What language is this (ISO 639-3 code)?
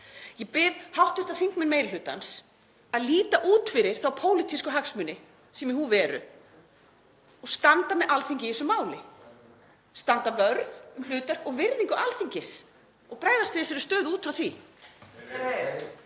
isl